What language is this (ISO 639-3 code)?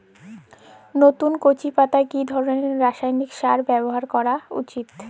ben